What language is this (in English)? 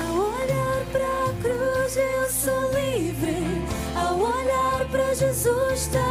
Portuguese